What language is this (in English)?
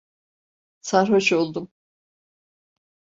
Turkish